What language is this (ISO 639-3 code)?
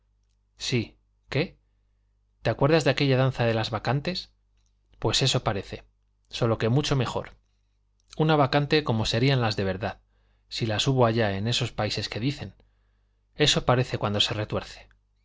spa